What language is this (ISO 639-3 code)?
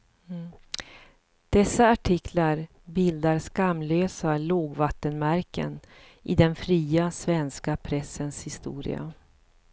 swe